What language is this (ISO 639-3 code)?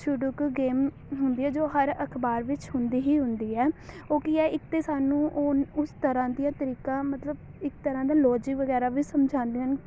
pan